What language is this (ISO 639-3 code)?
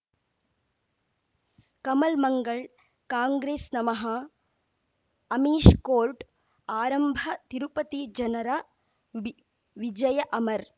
kan